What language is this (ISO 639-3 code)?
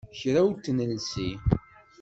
kab